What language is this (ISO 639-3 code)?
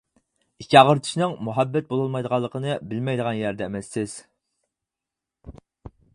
uig